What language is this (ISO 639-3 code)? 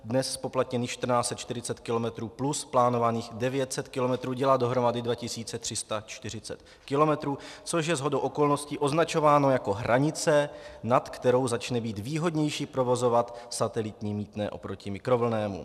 ces